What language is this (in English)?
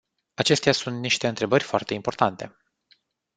Romanian